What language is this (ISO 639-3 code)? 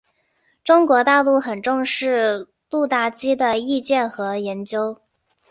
zho